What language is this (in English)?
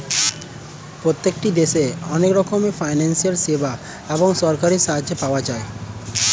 Bangla